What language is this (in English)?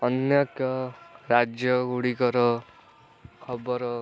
Odia